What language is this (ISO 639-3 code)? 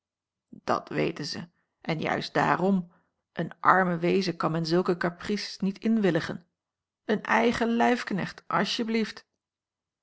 nld